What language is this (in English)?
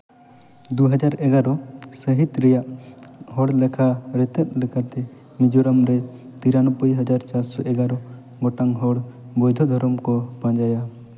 Santali